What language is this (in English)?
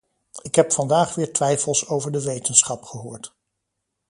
Dutch